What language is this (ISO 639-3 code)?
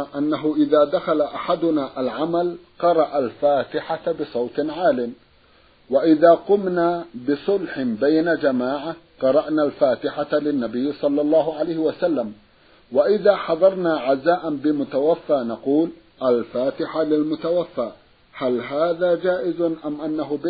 ara